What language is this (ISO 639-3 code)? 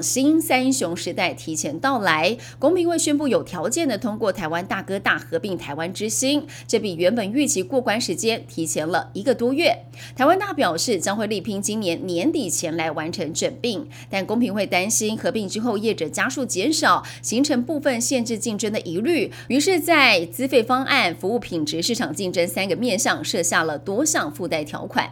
zho